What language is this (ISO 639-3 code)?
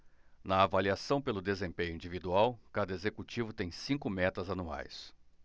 por